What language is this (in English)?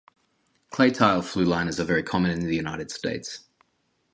English